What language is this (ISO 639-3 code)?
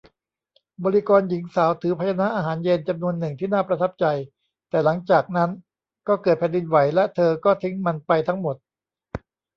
tha